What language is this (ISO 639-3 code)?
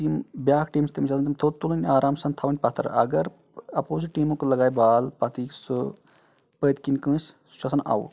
kas